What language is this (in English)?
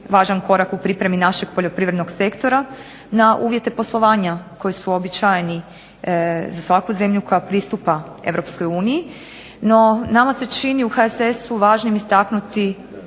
Croatian